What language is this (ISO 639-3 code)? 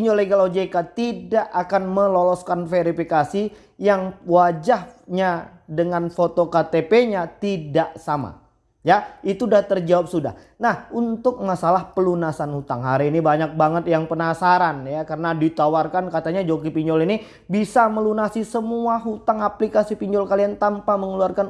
ind